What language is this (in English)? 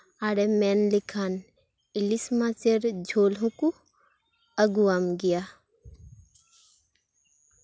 Santali